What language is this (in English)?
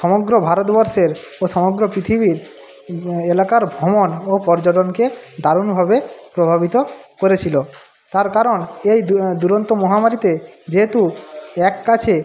Bangla